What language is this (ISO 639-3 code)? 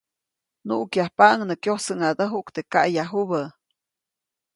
zoc